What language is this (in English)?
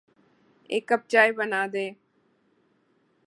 Urdu